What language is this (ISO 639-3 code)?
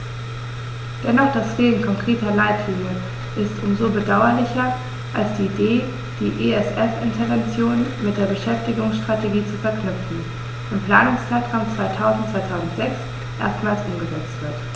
deu